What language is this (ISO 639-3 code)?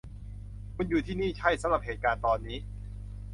tha